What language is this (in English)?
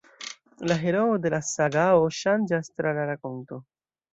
Esperanto